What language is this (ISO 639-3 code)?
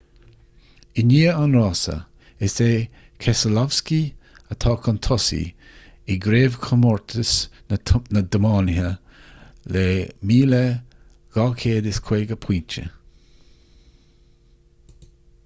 gle